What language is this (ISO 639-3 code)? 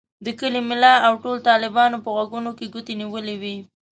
pus